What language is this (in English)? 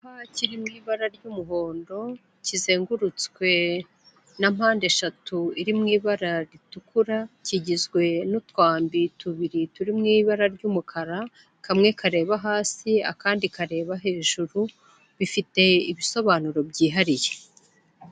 Kinyarwanda